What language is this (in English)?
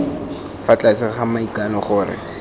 Tswana